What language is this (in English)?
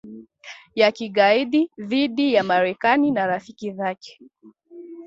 Swahili